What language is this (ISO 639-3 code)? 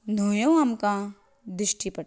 kok